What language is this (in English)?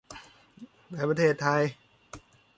Thai